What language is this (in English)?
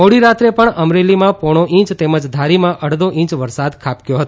Gujarati